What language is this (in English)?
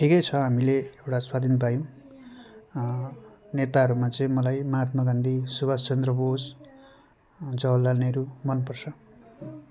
Nepali